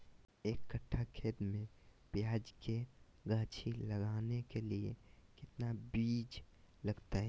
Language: Magahi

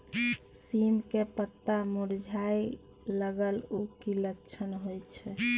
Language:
Maithili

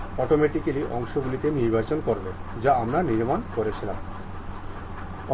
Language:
Bangla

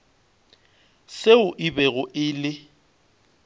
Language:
Northern Sotho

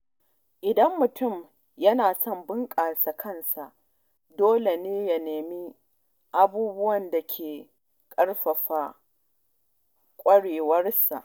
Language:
Hausa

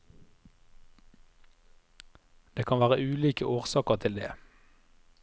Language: Norwegian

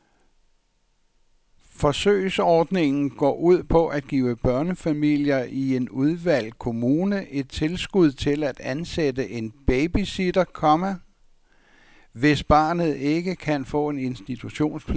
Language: Danish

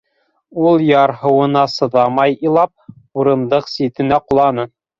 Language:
Bashkir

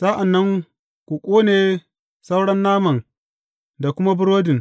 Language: Hausa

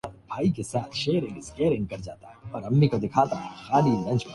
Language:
Urdu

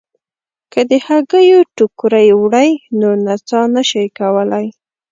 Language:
Pashto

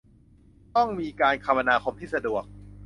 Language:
Thai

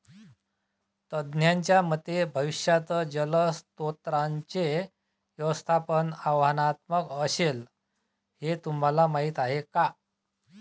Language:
Marathi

